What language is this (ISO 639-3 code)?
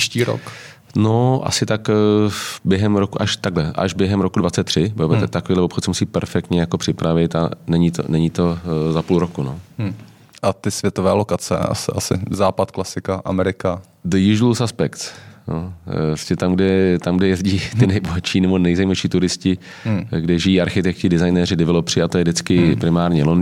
ces